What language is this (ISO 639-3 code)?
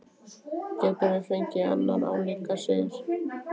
isl